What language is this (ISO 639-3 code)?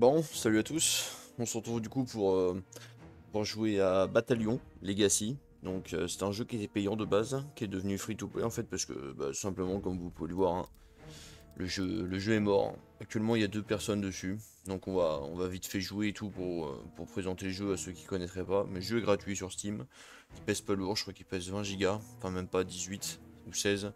fra